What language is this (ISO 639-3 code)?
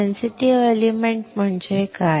mar